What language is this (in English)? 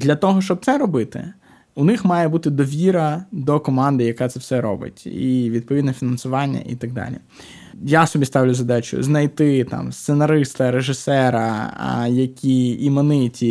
Ukrainian